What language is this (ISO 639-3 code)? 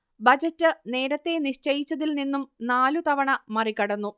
mal